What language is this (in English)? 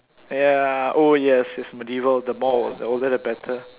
English